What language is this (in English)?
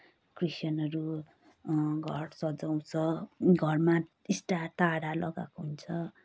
Nepali